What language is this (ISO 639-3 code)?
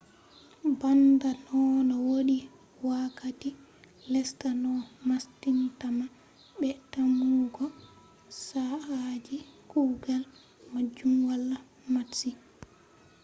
ful